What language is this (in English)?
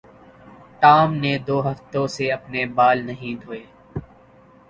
Urdu